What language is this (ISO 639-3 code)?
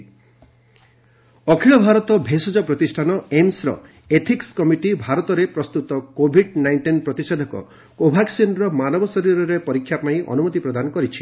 ori